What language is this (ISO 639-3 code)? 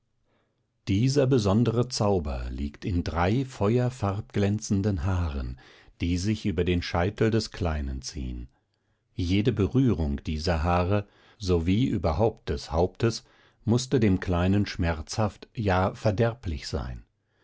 deu